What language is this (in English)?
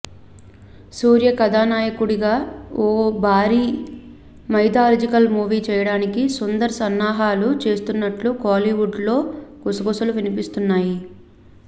Telugu